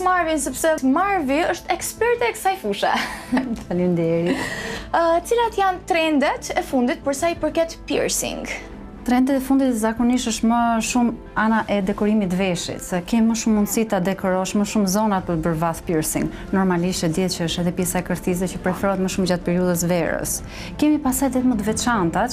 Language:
Romanian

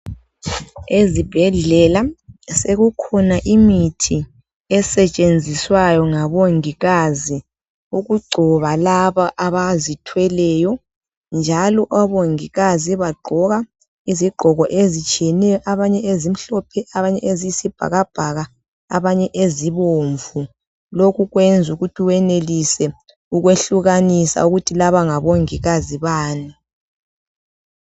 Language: North Ndebele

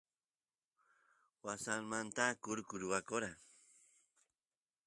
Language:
Santiago del Estero Quichua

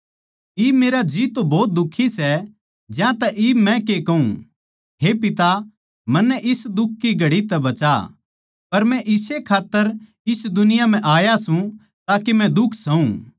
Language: Haryanvi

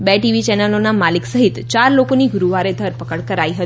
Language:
Gujarati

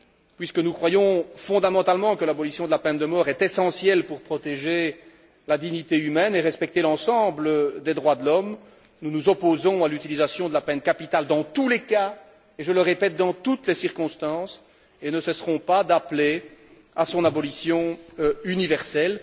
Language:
French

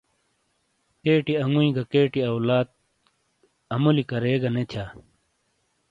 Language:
Shina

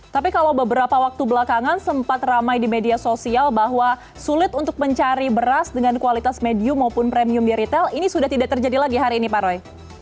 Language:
Indonesian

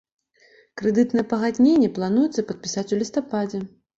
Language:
Belarusian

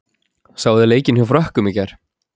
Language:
Icelandic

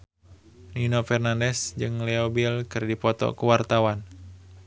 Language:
Sundanese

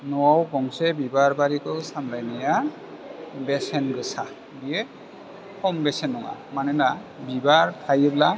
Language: Bodo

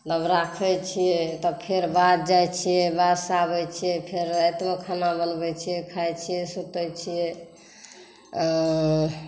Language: Maithili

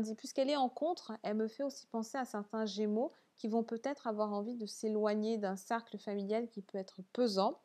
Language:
French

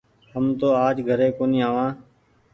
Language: Goaria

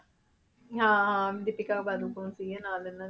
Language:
Punjabi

